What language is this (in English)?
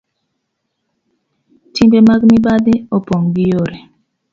Luo (Kenya and Tanzania)